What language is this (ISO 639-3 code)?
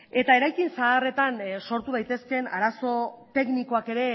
eus